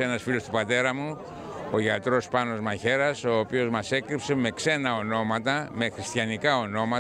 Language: Greek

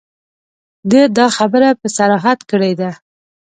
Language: Pashto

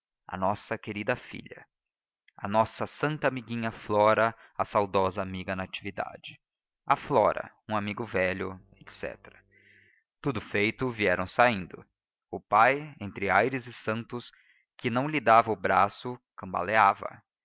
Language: Portuguese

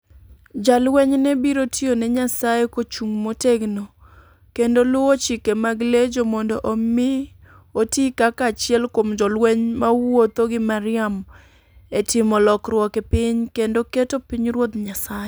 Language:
Luo (Kenya and Tanzania)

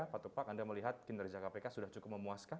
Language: Indonesian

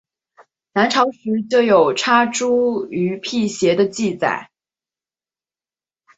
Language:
Chinese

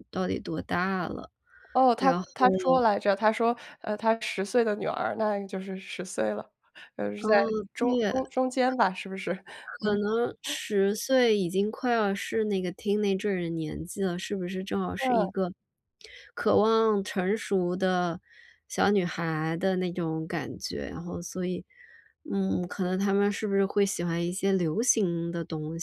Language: Chinese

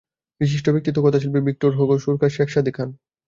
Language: Bangla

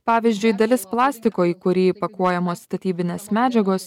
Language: Lithuanian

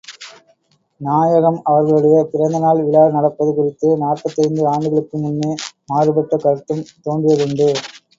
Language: Tamil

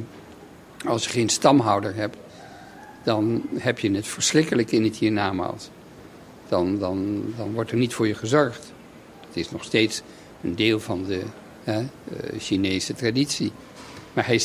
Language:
Dutch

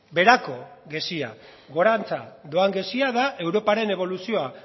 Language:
Basque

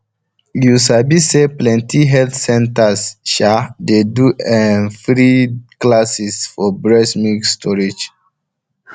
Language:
Nigerian Pidgin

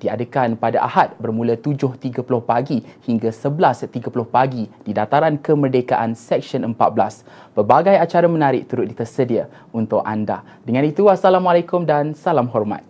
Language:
Malay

